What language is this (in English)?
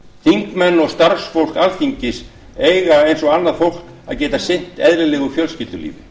Icelandic